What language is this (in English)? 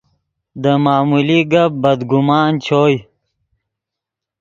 Yidgha